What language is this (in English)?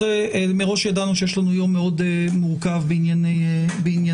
Hebrew